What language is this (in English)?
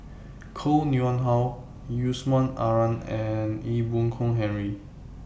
English